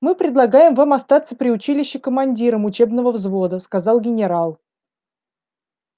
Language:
Russian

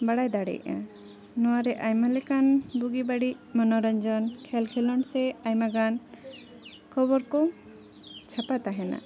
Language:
Santali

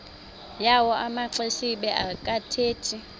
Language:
Xhosa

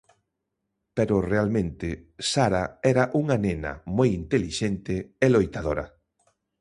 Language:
Galician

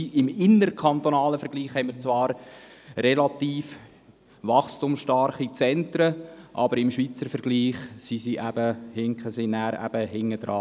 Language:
Swiss German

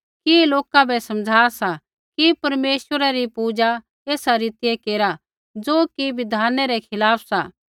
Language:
Kullu Pahari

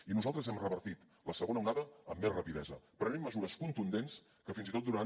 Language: Catalan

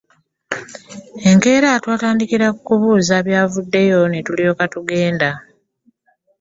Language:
Ganda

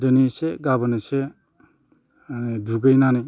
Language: Bodo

